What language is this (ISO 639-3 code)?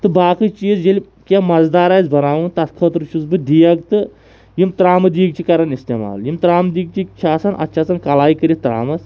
kas